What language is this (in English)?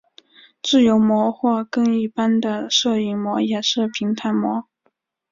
Chinese